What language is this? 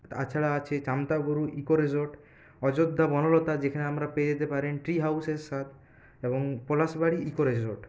Bangla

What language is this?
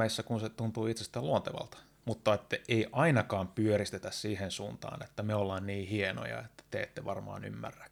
Finnish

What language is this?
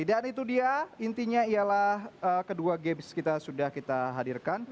Indonesian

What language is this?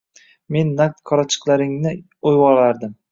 Uzbek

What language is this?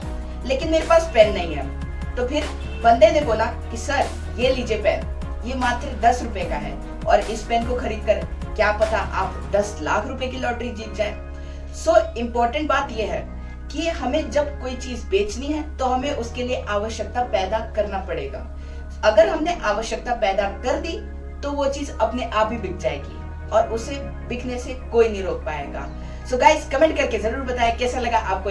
Hindi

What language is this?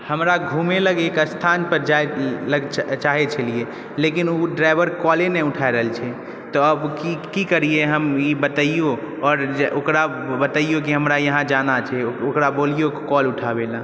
Maithili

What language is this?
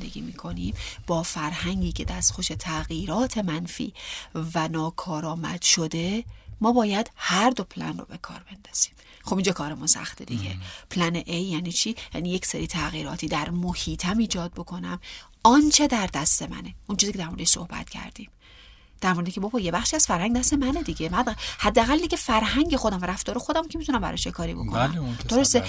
Persian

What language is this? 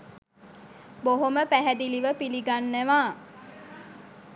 Sinhala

